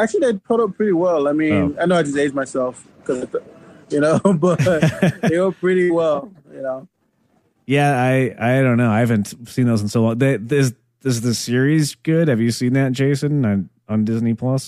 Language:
English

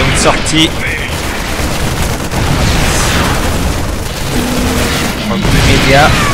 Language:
French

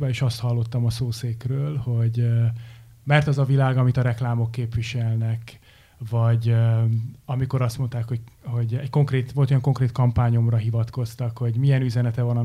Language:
Hungarian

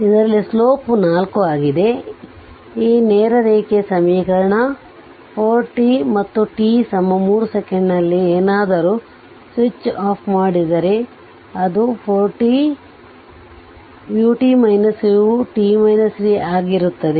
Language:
Kannada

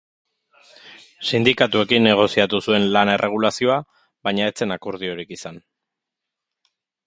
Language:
Basque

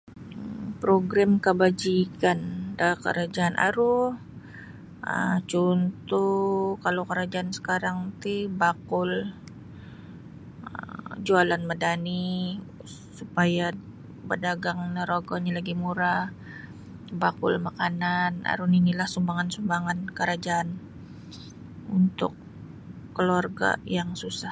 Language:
Sabah Bisaya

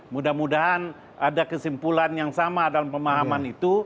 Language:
Indonesian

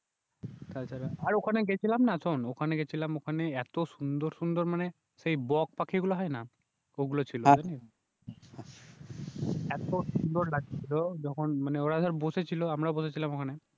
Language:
Bangla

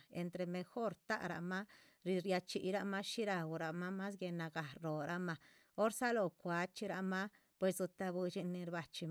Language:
Chichicapan Zapotec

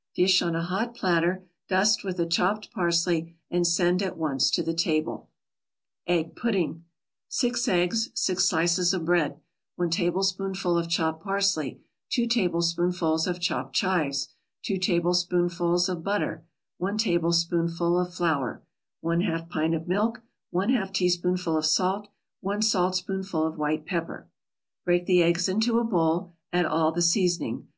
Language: English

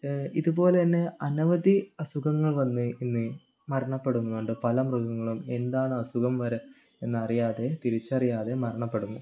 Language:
Malayalam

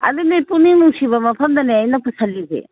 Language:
Manipuri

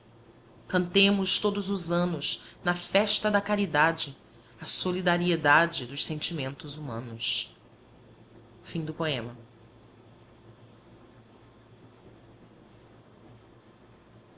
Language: Portuguese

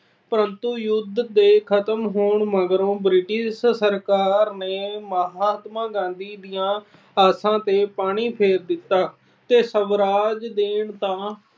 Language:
Punjabi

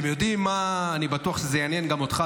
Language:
Hebrew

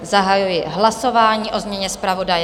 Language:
Czech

